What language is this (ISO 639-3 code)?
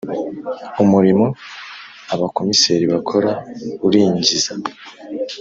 kin